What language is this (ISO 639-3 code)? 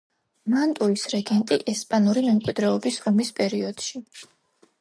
kat